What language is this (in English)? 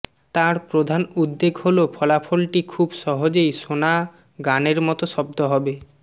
Bangla